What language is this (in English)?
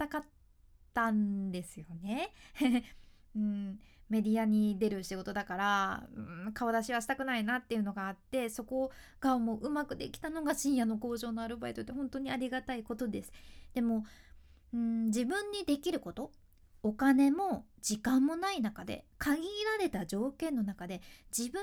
Japanese